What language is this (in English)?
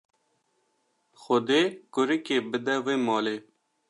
Kurdish